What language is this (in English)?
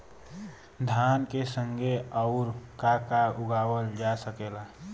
Bhojpuri